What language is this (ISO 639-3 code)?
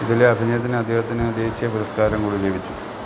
mal